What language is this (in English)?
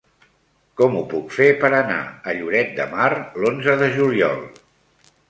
Catalan